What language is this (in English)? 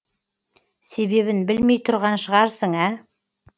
Kazakh